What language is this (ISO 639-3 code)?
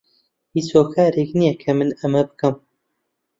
ckb